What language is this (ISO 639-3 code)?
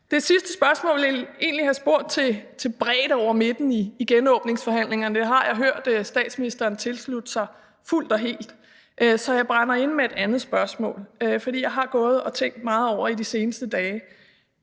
dan